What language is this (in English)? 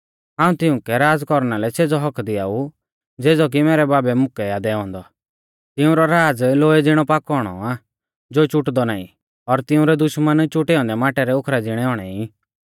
Mahasu Pahari